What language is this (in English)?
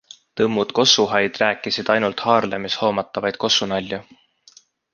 Estonian